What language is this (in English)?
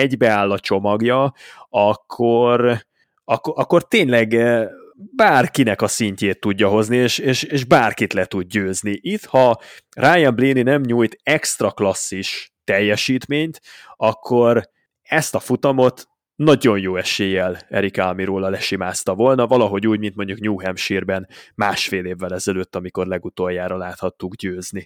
Hungarian